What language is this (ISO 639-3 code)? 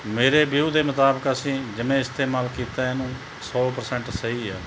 pan